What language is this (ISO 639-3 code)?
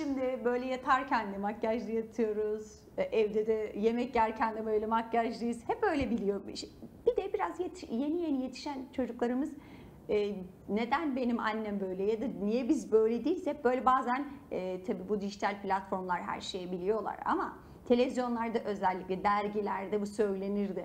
tur